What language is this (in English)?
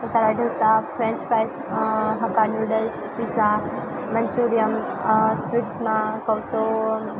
Gujarati